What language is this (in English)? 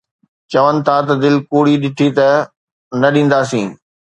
Sindhi